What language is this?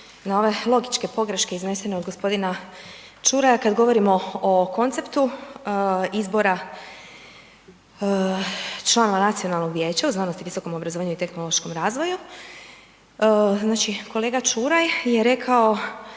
Croatian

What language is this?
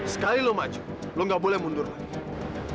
Indonesian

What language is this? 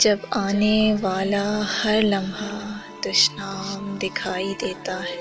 Urdu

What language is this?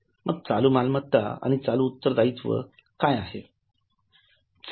Marathi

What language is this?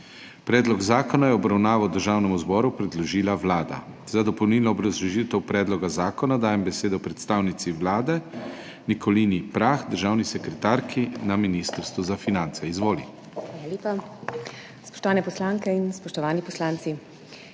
Slovenian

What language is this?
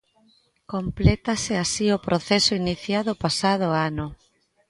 Galician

